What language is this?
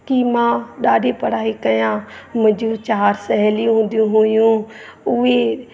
Sindhi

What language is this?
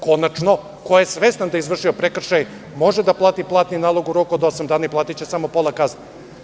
Serbian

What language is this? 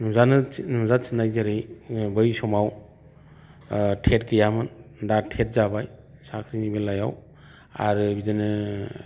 Bodo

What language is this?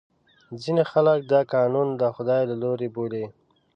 Pashto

